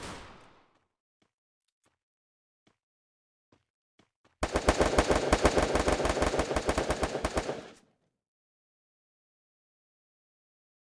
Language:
Spanish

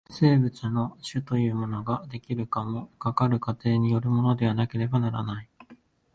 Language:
Japanese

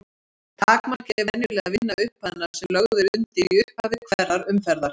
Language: Icelandic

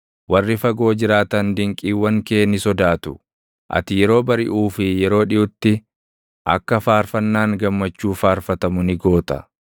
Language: Oromo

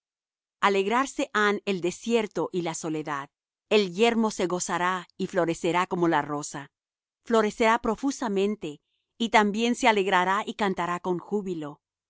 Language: Spanish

